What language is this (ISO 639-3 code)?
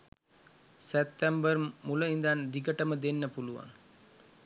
sin